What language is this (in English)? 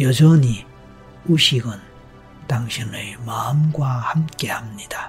Korean